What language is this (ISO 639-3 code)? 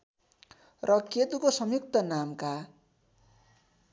nep